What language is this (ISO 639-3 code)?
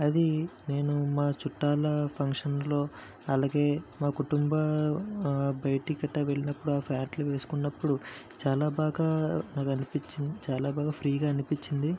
tel